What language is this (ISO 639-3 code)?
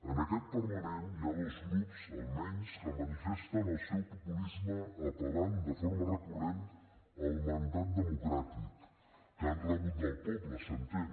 cat